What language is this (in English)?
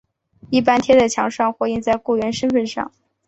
Chinese